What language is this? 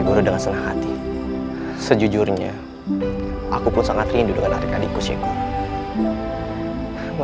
Indonesian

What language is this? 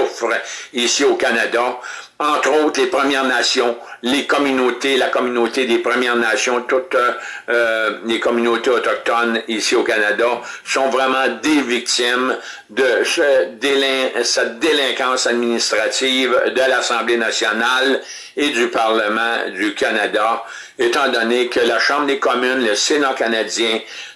French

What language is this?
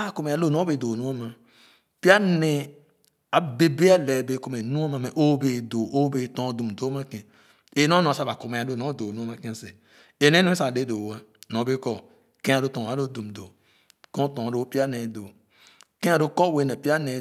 Khana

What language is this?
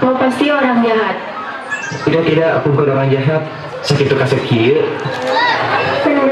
Indonesian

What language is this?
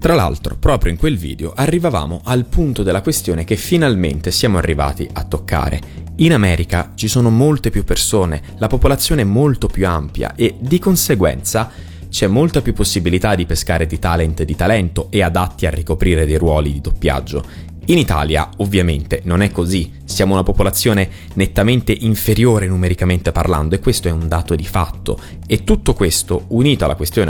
Italian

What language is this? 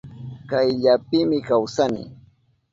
Southern Pastaza Quechua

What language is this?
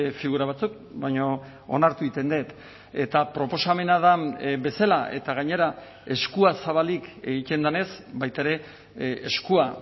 Basque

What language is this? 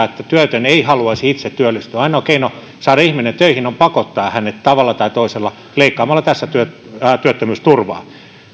Finnish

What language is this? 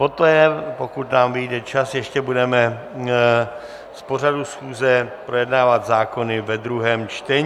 Czech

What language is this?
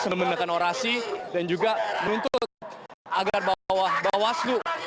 Indonesian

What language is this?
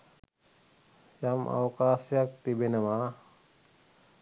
Sinhala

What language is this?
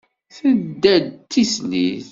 Kabyle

